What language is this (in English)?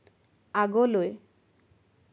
Assamese